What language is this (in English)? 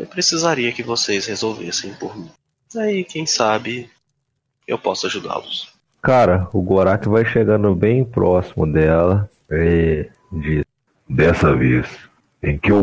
Portuguese